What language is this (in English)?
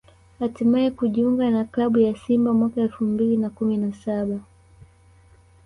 Swahili